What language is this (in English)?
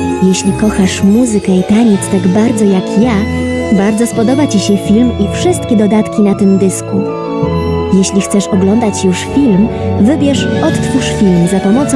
Polish